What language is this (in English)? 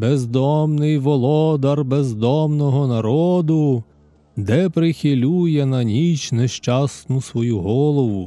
Ukrainian